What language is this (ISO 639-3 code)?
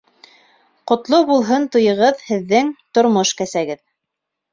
bak